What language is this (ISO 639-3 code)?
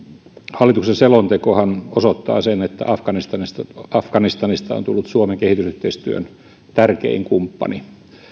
fin